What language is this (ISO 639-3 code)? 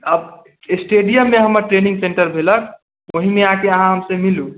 mai